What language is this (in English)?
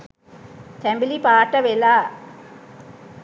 Sinhala